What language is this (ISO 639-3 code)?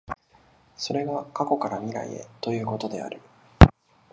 jpn